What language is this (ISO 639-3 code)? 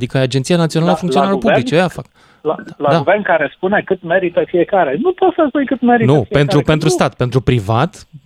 ron